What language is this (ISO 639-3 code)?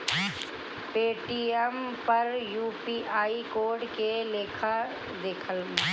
bho